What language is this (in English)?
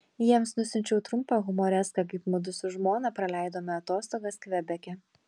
Lithuanian